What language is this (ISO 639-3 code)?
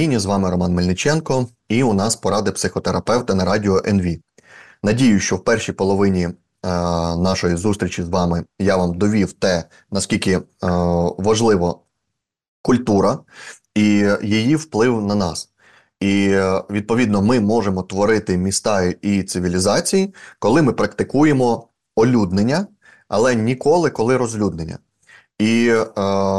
ukr